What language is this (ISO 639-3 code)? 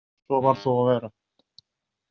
isl